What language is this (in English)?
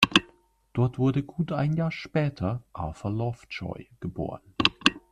German